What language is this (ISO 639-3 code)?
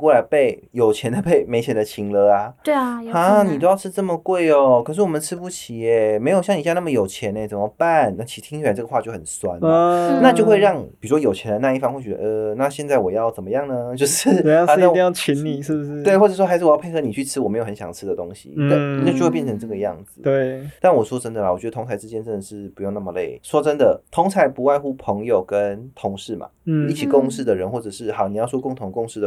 zho